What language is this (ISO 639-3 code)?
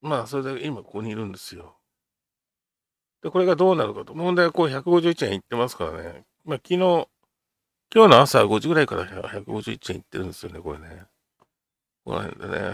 jpn